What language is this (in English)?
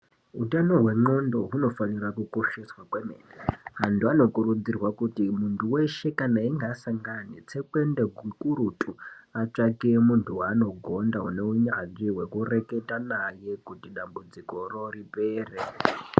Ndau